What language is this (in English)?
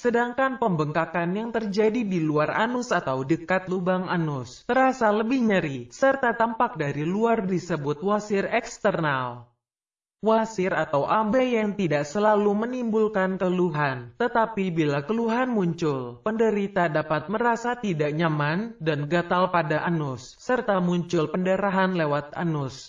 Indonesian